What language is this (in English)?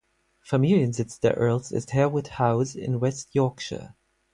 German